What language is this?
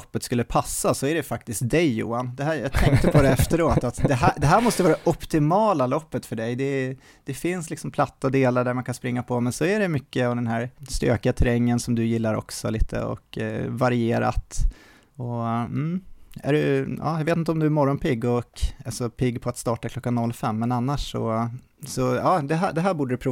Swedish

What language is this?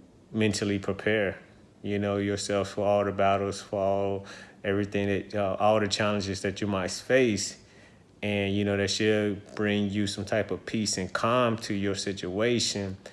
English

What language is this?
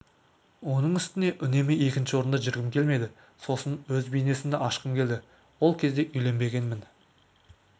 Kazakh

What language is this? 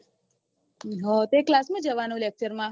Gujarati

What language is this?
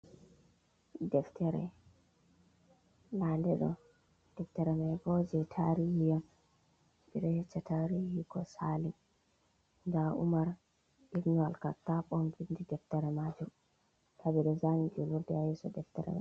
Fula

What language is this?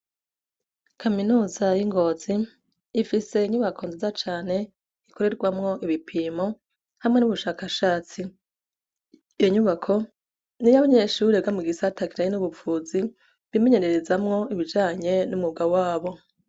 Rundi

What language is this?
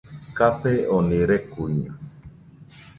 Nüpode Huitoto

